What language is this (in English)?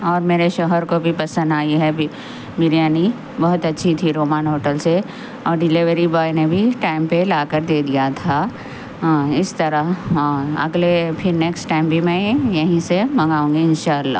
Urdu